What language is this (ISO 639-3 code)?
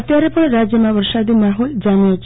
guj